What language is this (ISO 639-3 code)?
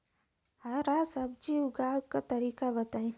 bho